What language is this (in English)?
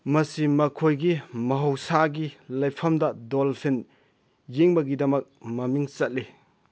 Manipuri